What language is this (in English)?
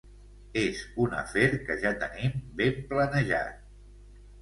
Catalan